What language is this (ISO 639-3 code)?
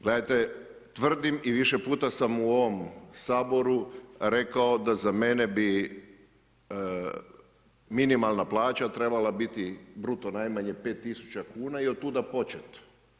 hrv